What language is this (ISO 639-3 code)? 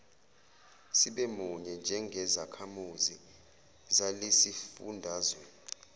zul